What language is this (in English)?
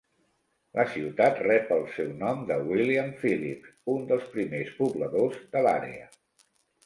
Catalan